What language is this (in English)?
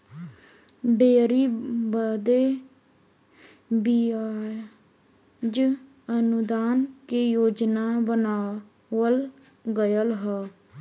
Bhojpuri